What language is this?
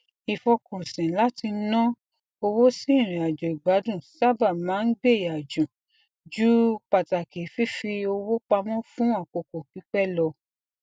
Yoruba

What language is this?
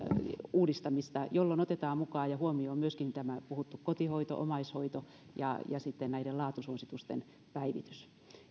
Finnish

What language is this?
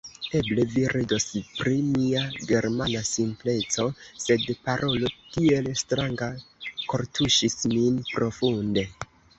Esperanto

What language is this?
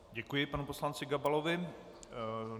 Czech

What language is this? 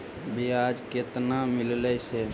Magahi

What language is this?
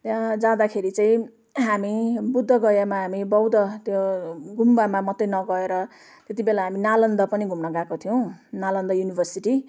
Nepali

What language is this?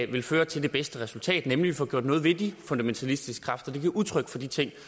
Danish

